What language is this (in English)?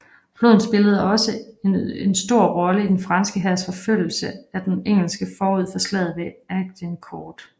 Danish